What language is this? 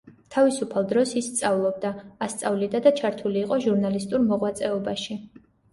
Georgian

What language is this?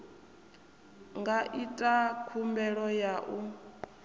Venda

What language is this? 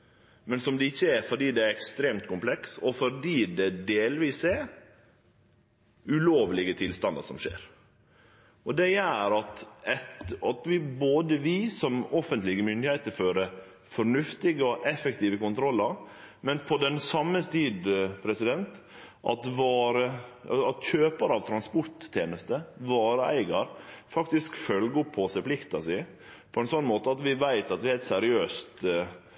Norwegian Nynorsk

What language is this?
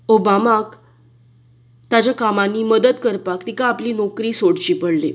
Konkani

